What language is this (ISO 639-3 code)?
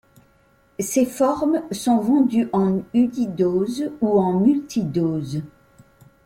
fra